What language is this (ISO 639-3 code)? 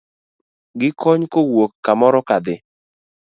luo